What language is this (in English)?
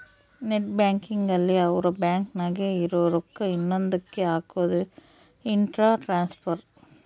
Kannada